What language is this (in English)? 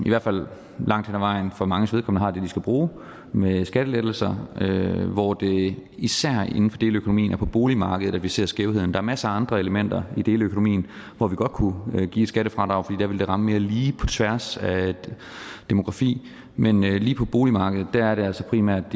Danish